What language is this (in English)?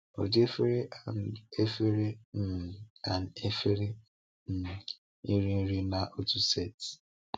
Igbo